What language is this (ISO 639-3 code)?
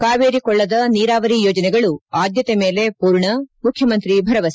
kan